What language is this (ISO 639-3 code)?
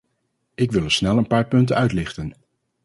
nld